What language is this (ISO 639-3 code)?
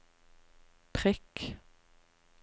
nor